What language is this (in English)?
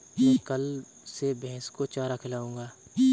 Hindi